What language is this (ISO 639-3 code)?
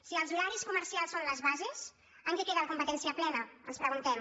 cat